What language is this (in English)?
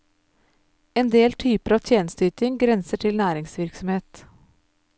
Norwegian